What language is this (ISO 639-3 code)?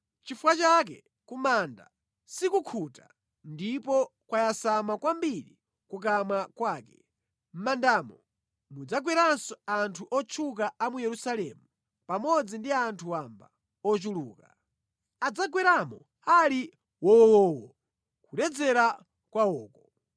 nya